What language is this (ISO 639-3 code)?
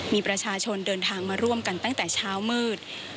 tha